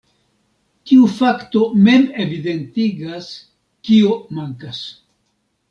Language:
Esperanto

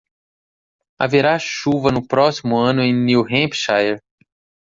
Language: Portuguese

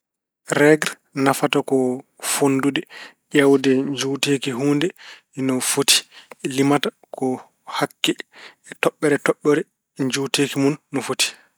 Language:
Fula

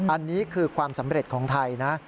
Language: Thai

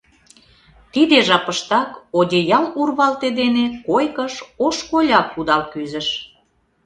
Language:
Mari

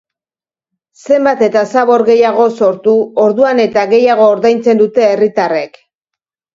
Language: Basque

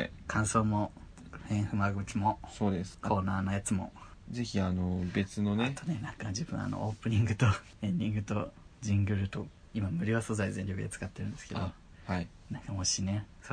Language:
Japanese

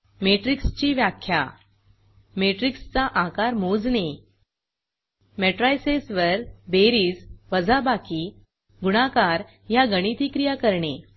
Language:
Marathi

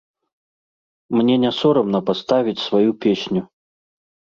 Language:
Belarusian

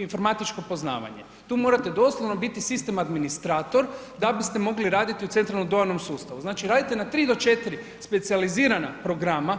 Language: Croatian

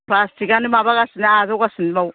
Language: Bodo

